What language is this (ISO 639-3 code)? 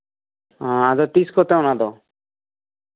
sat